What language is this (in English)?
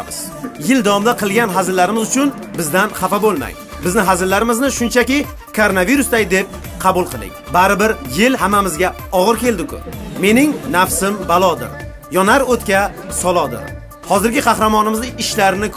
Turkish